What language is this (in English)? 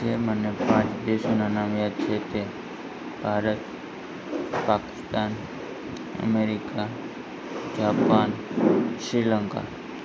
Gujarati